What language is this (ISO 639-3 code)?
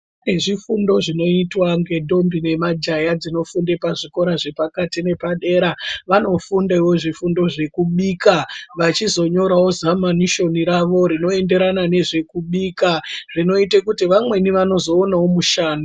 ndc